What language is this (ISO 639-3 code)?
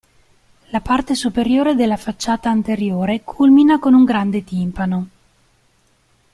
ita